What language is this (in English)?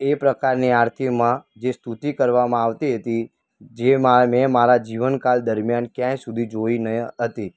Gujarati